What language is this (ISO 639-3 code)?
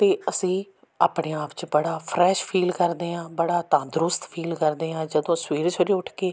pan